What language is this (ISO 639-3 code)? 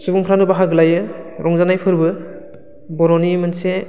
brx